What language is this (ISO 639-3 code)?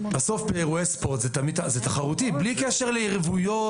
heb